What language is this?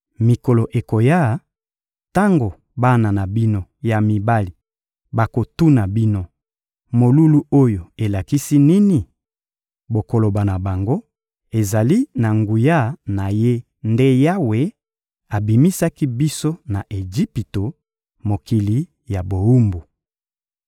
Lingala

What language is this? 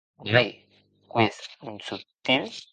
Occitan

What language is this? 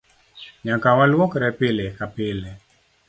Luo (Kenya and Tanzania)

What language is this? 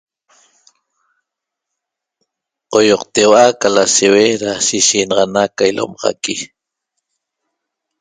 Toba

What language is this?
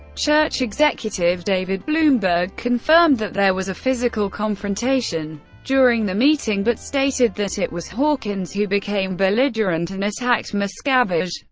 English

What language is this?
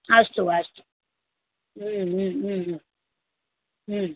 Sanskrit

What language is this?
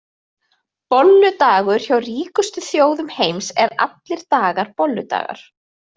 Icelandic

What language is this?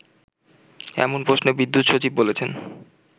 Bangla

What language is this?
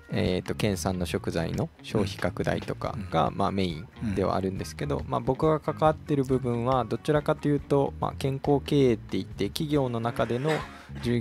Japanese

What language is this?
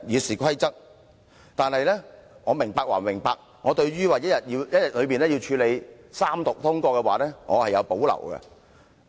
Cantonese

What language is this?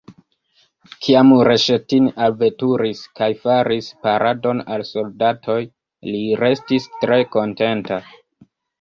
Esperanto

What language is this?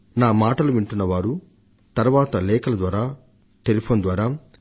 Telugu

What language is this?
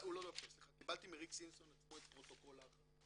Hebrew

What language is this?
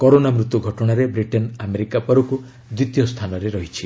Odia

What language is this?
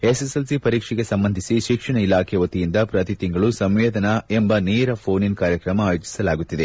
Kannada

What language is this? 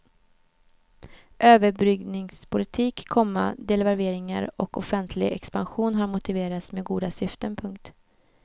Swedish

